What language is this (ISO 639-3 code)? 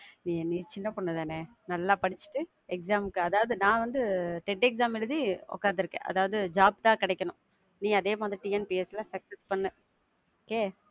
tam